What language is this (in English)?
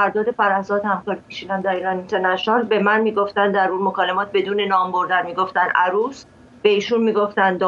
Persian